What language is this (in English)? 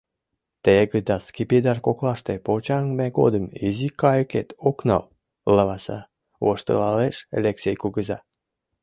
Mari